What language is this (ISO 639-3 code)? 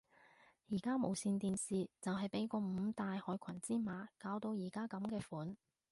yue